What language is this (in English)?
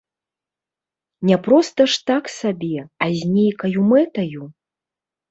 Belarusian